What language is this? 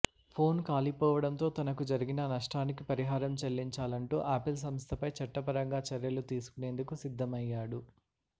Telugu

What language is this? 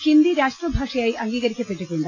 Malayalam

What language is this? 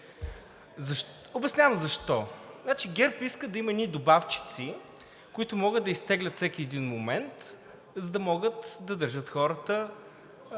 Bulgarian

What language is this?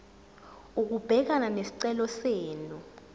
Zulu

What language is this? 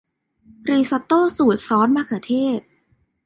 Thai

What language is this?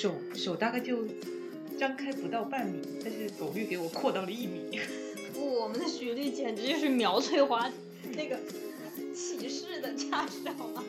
Chinese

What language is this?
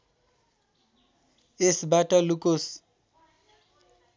Nepali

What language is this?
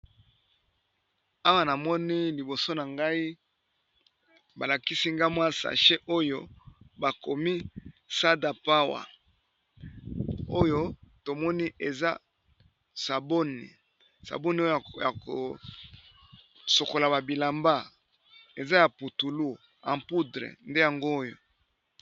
Lingala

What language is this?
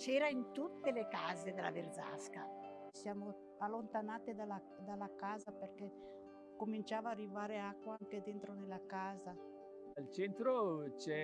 Italian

